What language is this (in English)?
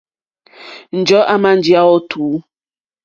Mokpwe